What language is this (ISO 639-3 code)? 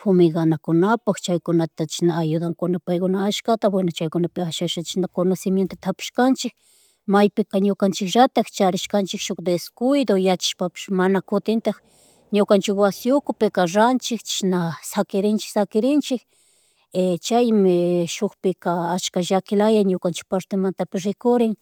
qug